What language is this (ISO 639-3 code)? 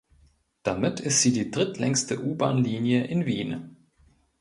deu